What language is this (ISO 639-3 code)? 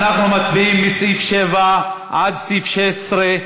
heb